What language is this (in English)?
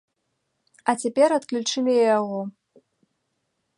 Belarusian